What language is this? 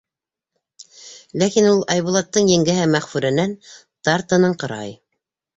Bashkir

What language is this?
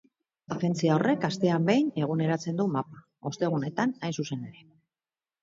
Basque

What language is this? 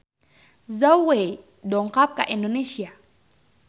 Sundanese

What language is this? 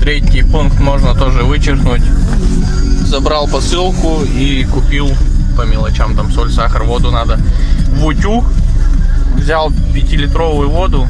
Russian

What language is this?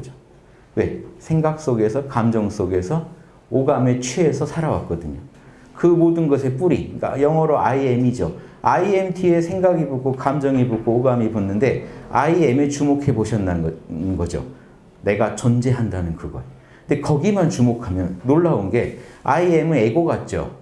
Korean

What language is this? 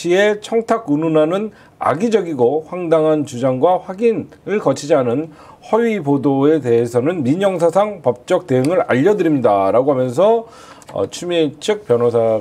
Korean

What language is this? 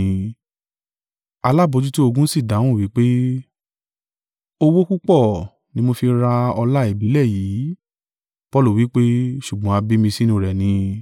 Yoruba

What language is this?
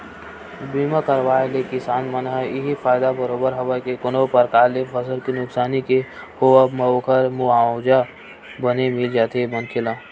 Chhattisgarhi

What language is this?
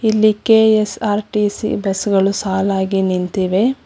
Kannada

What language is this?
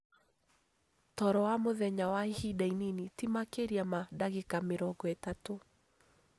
Kikuyu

